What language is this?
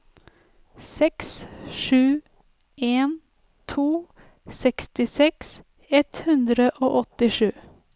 Norwegian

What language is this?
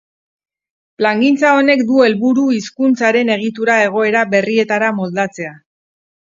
Basque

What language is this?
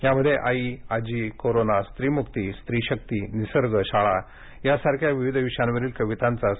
Marathi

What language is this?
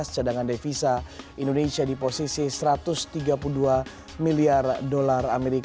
Indonesian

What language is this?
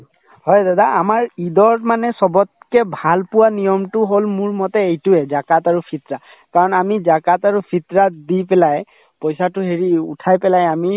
Assamese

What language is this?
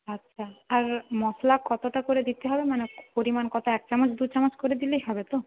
Bangla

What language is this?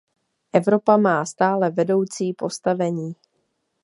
Czech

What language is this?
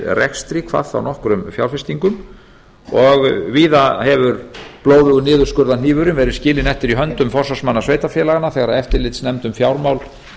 Icelandic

